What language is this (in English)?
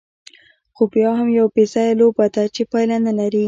Pashto